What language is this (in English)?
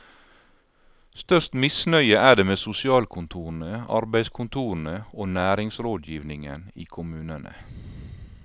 Norwegian